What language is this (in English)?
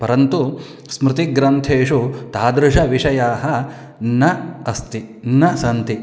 Sanskrit